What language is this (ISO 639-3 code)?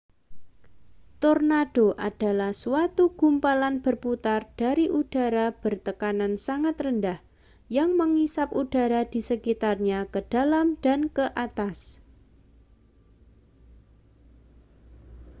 ind